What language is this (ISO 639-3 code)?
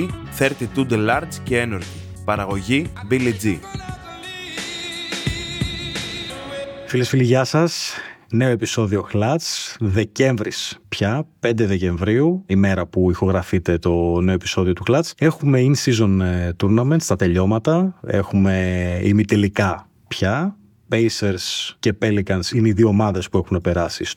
ell